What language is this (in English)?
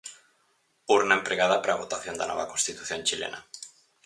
Galician